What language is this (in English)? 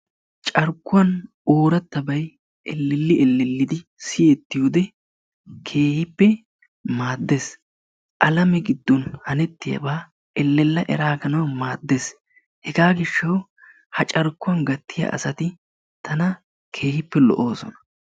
Wolaytta